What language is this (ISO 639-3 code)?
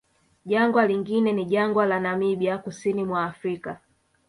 swa